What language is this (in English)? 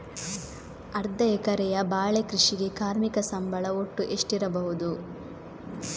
Kannada